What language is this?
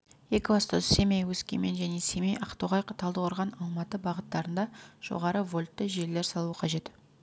Kazakh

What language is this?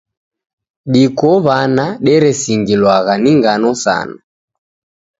Taita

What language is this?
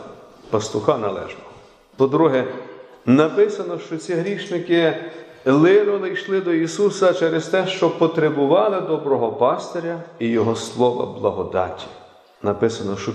Ukrainian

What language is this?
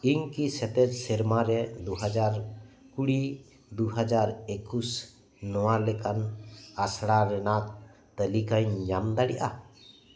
Santali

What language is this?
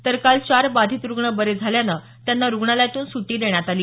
Marathi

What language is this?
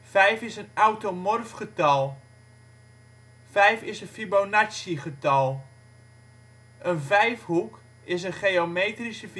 Dutch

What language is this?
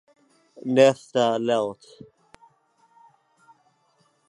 Swedish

